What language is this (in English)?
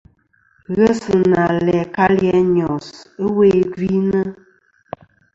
Kom